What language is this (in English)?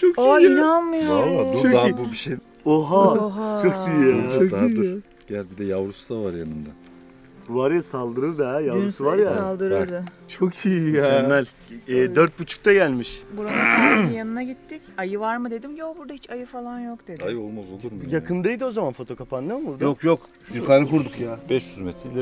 Turkish